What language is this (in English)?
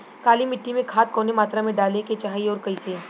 Bhojpuri